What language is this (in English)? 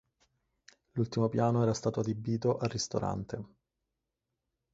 Italian